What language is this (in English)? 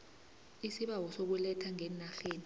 South Ndebele